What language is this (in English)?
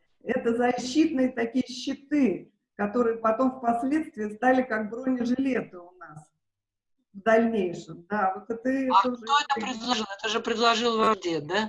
Russian